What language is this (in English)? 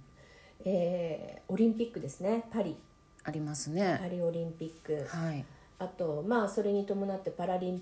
Japanese